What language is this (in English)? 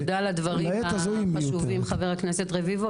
Hebrew